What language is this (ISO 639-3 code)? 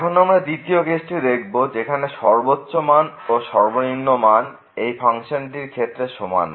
ben